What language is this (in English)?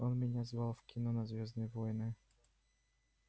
Russian